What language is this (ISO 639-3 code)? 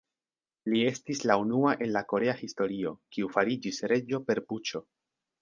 epo